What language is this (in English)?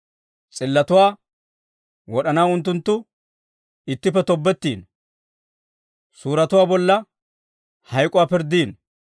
Dawro